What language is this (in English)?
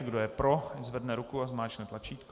Czech